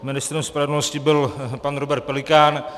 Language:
Czech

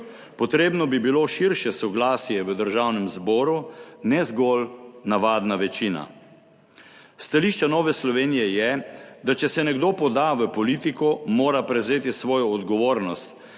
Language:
Slovenian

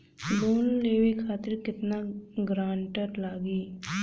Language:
Bhojpuri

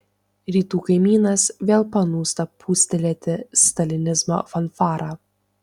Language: Lithuanian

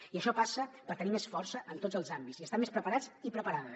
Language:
Catalan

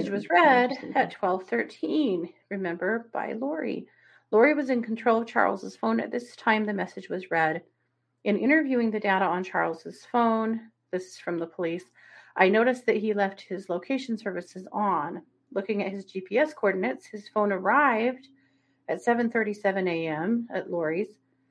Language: English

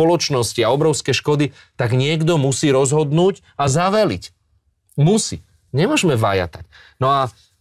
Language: Slovak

